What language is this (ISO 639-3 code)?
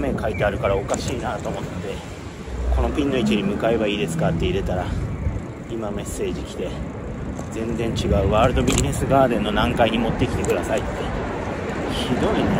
jpn